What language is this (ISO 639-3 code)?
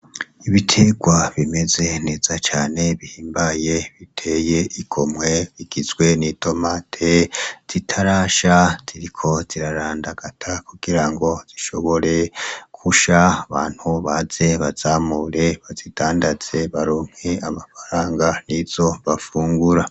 run